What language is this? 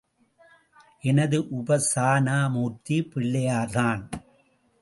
Tamil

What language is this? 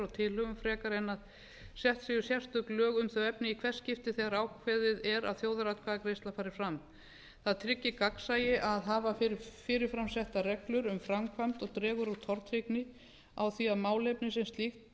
Icelandic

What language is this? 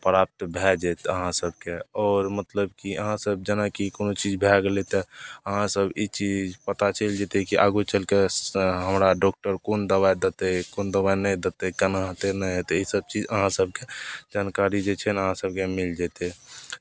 Maithili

